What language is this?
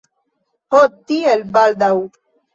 Esperanto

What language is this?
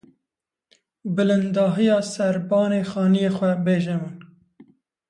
Kurdish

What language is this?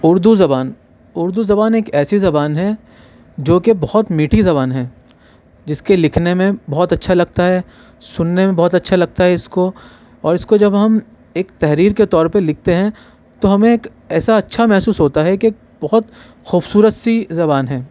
Urdu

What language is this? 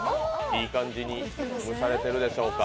Japanese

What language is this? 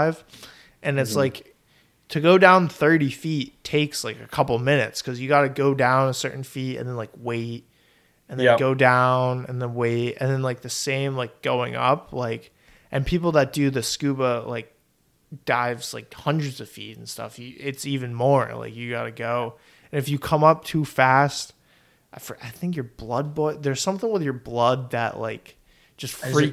English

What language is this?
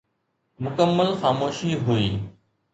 Sindhi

